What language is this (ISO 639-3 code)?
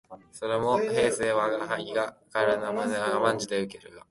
jpn